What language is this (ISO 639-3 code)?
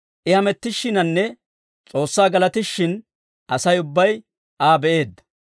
dwr